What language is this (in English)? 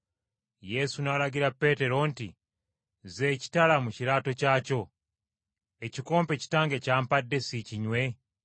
Ganda